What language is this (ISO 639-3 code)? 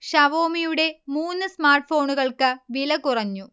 mal